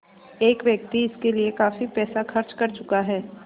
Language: Hindi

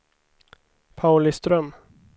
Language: Swedish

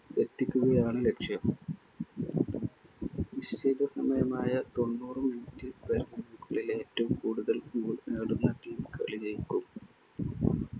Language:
Malayalam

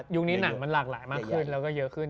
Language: Thai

